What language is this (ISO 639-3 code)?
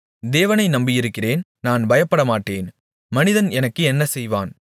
tam